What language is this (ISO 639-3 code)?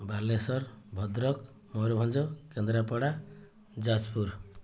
ori